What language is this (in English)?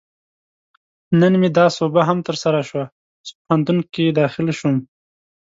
Pashto